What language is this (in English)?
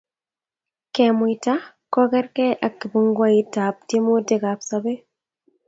Kalenjin